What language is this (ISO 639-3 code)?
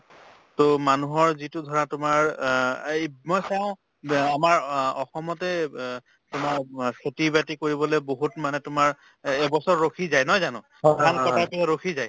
asm